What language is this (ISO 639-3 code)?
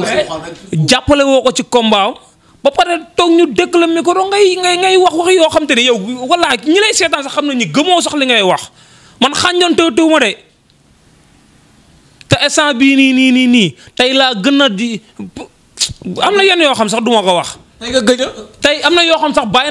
fra